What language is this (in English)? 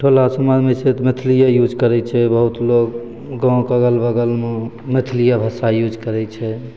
Maithili